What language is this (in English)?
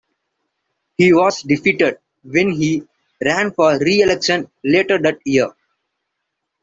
English